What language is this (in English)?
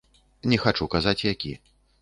Belarusian